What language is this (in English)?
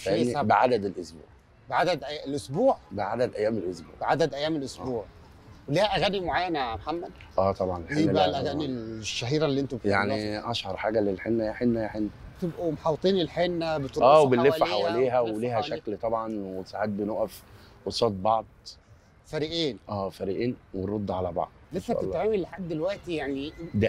Arabic